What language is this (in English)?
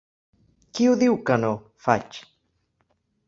Catalan